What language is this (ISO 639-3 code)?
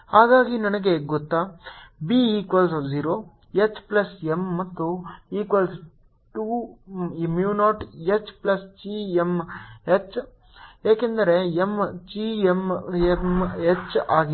kan